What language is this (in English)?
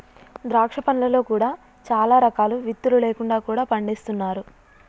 Telugu